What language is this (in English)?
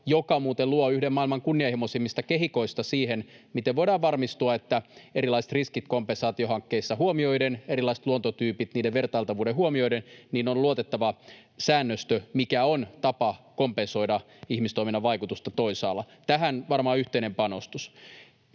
Finnish